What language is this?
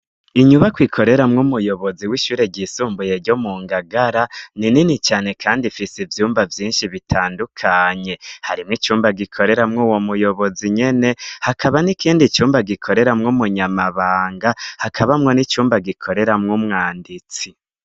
Rundi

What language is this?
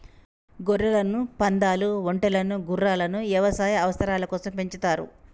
Telugu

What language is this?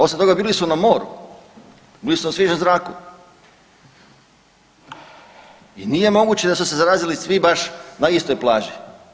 Croatian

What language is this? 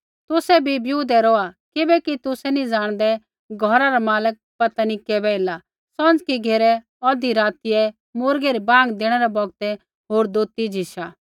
Kullu Pahari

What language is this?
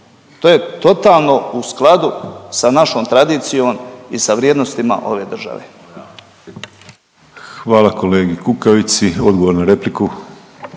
Croatian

